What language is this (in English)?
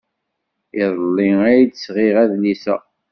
Kabyle